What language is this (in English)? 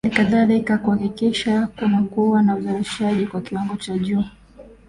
Swahili